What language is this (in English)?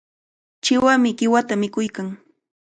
Cajatambo North Lima Quechua